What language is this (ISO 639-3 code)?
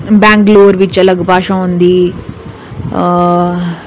doi